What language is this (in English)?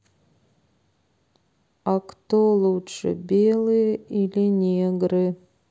Russian